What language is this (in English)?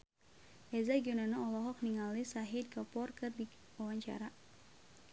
Sundanese